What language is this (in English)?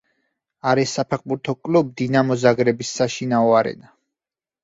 Georgian